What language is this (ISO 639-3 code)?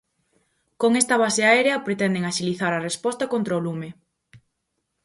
glg